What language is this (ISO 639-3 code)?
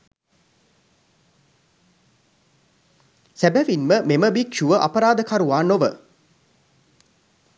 sin